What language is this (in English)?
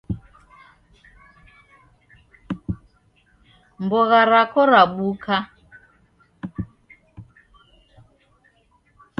Taita